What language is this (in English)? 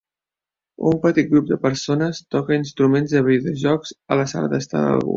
Catalan